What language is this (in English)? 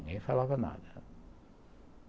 Portuguese